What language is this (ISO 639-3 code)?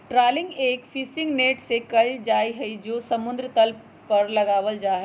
mag